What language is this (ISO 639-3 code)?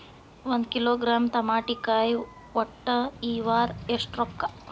kan